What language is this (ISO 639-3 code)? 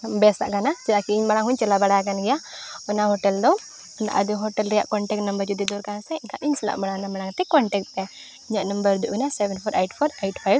sat